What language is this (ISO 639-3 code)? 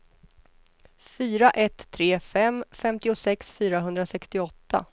swe